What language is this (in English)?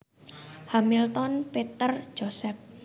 Javanese